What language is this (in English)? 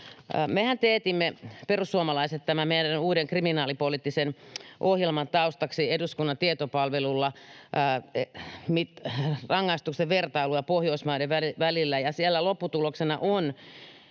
Finnish